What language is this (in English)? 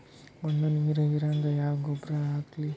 Kannada